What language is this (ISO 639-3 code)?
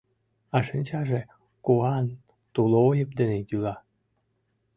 chm